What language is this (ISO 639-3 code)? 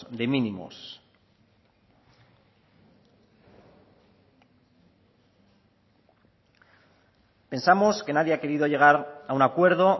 spa